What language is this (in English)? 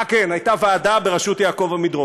Hebrew